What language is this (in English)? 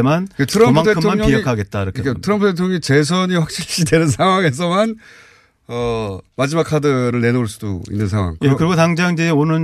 Korean